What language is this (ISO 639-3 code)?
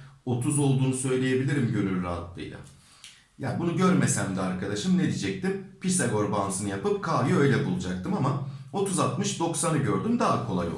tur